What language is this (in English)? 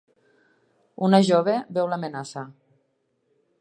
Catalan